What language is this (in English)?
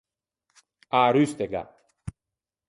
Ligurian